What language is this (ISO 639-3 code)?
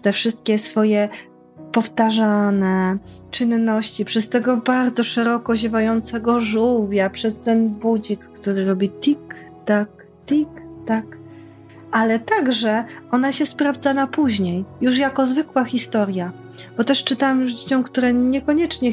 pol